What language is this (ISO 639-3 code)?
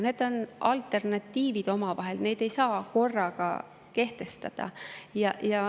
est